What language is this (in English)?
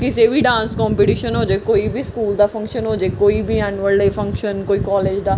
Punjabi